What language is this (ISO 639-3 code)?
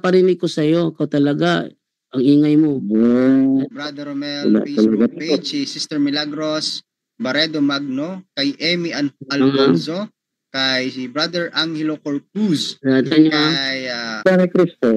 fil